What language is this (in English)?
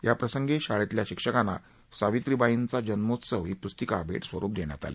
Marathi